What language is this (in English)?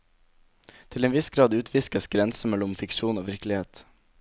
Norwegian